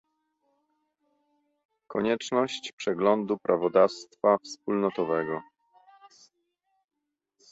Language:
Polish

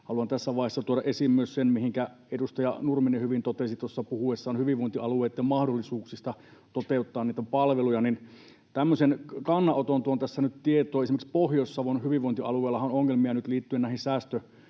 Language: Finnish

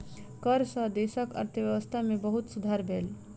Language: Maithili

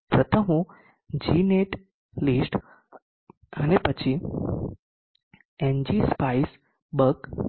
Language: Gujarati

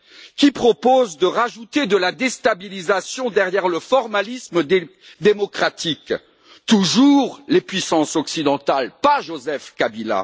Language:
French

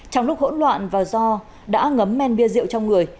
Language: Vietnamese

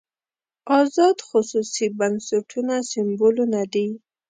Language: Pashto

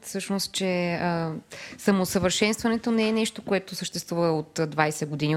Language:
Bulgarian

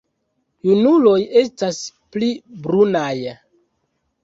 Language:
Esperanto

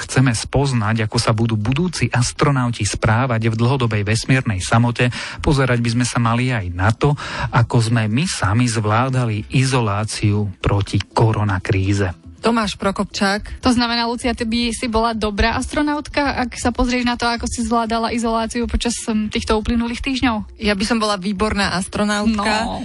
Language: Slovak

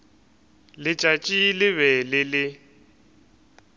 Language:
Northern Sotho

